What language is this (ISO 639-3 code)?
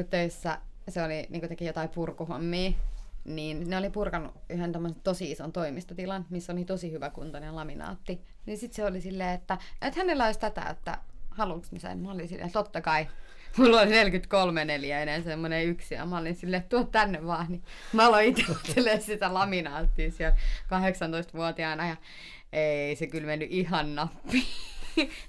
fin